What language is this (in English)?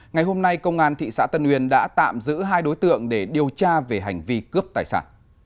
Vietnamese